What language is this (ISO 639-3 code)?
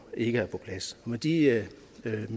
dan